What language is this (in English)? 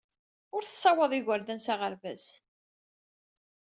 Kabyle